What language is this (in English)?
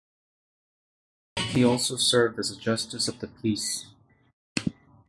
English